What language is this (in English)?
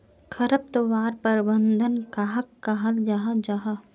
Magahi